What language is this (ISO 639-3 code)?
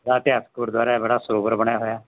pan